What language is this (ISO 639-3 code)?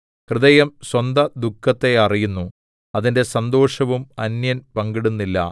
mal